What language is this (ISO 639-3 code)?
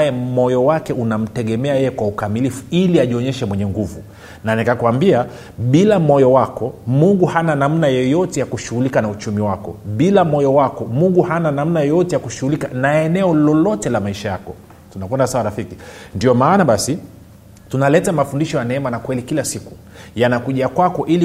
swa